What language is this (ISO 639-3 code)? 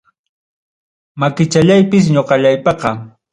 quy